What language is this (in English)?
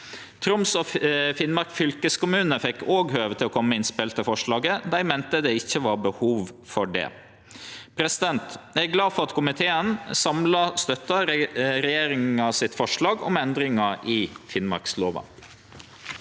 Norwegian